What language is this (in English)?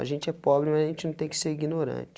Portuguese